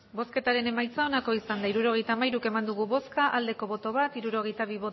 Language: Basque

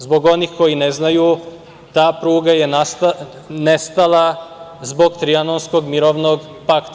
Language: Serbian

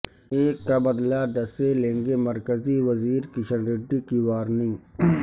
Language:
Urdu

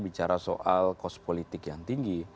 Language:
Indonesian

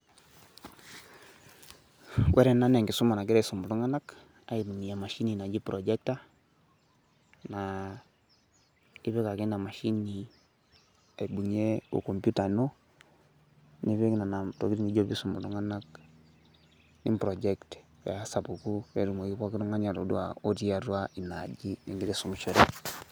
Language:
Masai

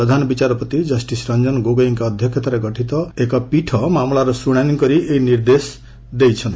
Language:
Odia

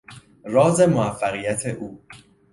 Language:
Persian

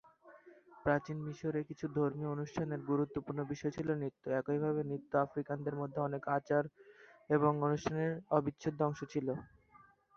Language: Bangla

